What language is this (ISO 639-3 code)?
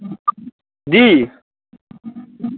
mai